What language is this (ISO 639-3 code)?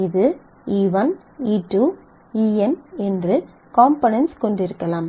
tam